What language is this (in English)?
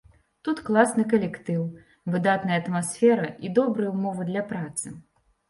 Belarusian